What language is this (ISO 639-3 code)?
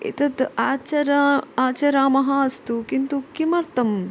san